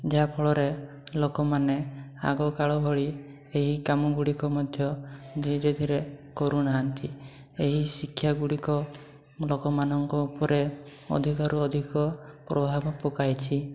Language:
Odia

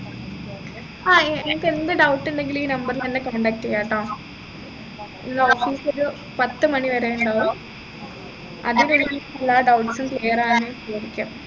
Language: Malayalam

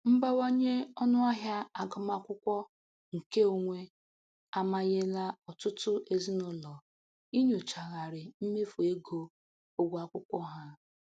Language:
Igbo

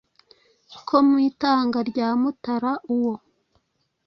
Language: Kinyarwanda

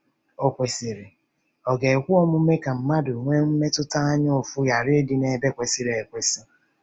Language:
Igbo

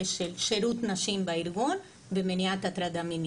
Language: Hebrew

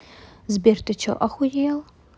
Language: Russian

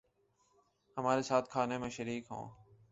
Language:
Urdu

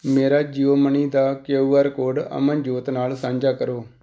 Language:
Punjabi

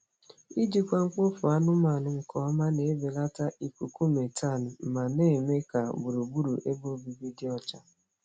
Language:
Igbo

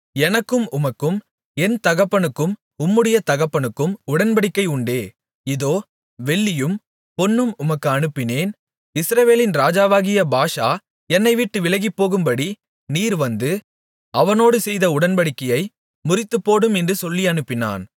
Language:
Tamil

